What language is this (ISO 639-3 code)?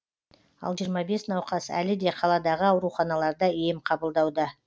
kaz